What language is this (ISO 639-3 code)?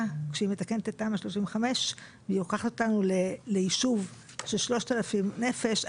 heb